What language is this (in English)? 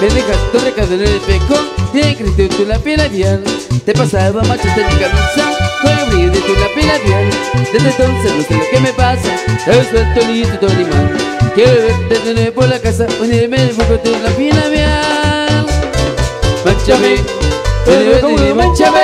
Spanish